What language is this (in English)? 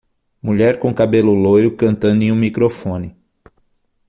Portuguese